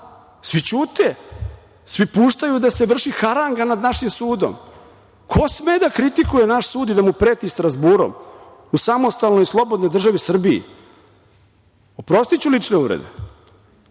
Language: Serbian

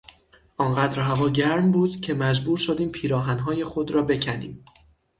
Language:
Persian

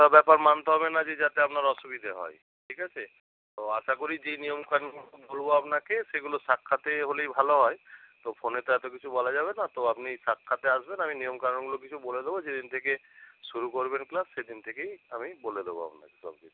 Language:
Bangla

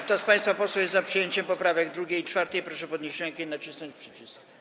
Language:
Polish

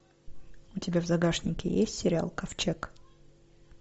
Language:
Russian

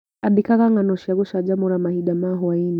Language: Kikuyu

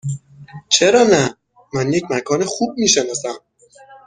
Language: Persian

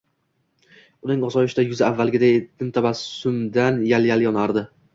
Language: Uzbek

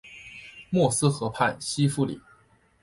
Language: Chinese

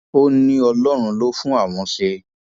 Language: Yoruba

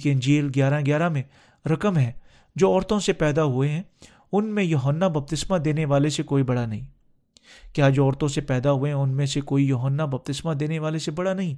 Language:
Urdu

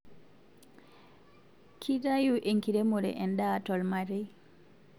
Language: Masai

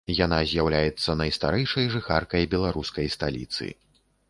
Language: Belarusian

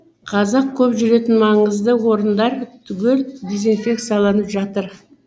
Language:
Kazakh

